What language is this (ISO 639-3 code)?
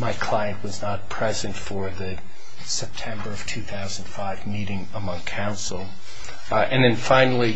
eng